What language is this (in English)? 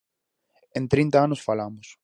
Galician